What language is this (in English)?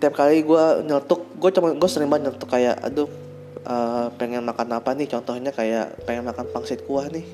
Indonesian